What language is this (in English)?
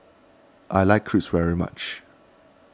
English